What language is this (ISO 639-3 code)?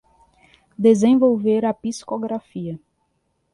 por